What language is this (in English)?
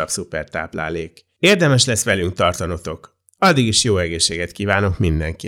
Hungarian